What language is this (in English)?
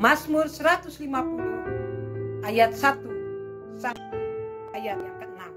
Indonesian